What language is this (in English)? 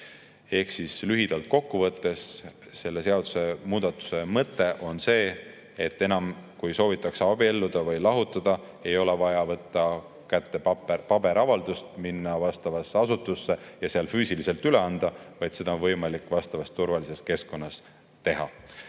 Estonian